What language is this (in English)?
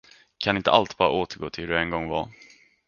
Swedish